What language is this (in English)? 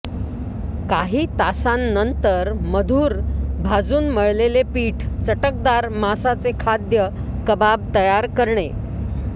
Marathi